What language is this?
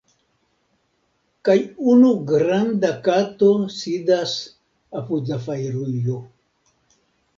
Esperanto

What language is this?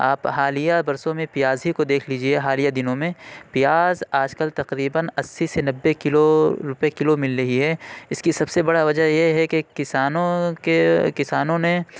Urdu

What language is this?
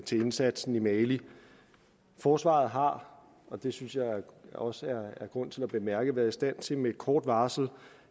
Danish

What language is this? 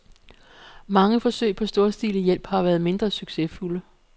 Danish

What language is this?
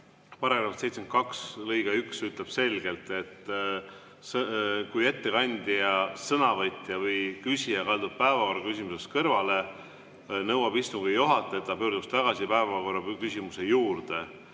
Estonian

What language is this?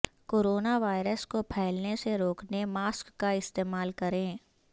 Urdu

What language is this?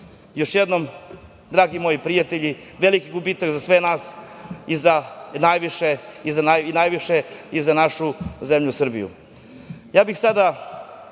Serbian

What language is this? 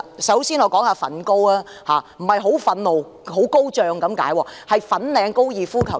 Cantonese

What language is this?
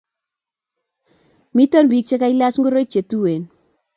Kalenjin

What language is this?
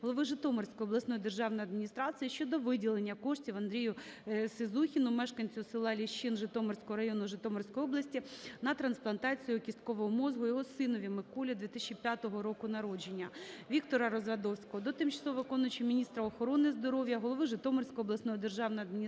Ukrainian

